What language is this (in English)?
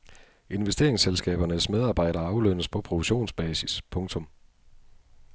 Danish